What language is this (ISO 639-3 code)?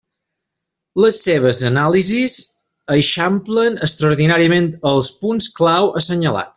cat